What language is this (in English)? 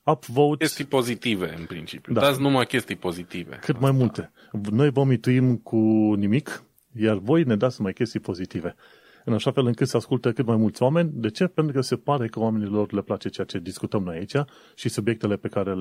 Romanian